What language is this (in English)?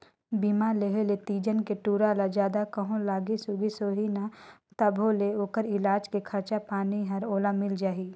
Chhattisgarhi